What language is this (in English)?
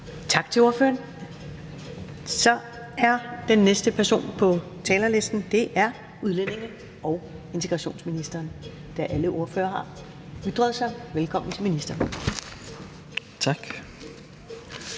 Danish